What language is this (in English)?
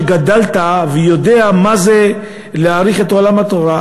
Hebrew